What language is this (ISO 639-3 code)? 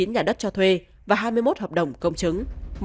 vie